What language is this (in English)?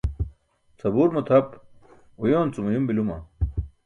Burushaski